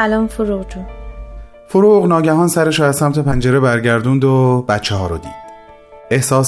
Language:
Persian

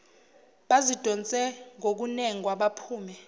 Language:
Zulu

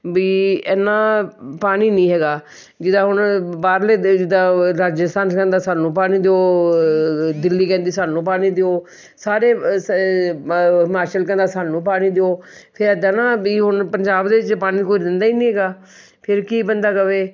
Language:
Punjabi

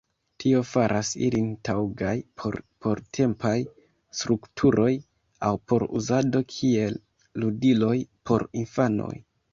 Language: Esperanto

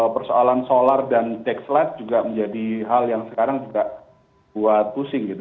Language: Indonesian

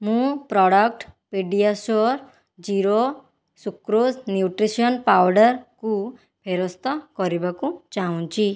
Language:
Odia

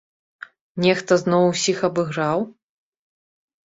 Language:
Belarusian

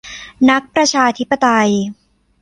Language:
Thai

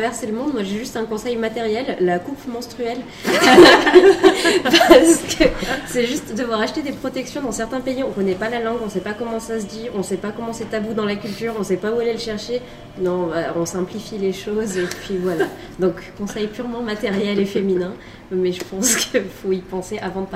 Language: French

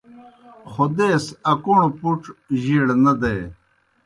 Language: Kohistani Shina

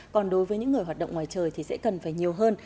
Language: Vietnamese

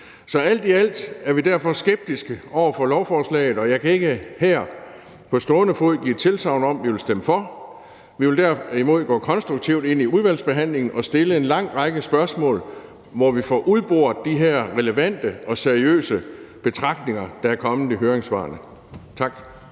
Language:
Danish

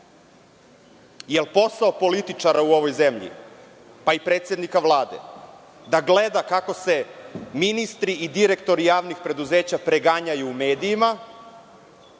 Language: Serbian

